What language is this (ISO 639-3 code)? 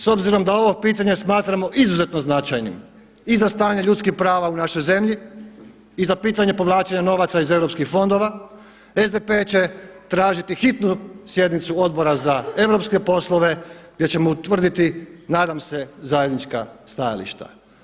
hrv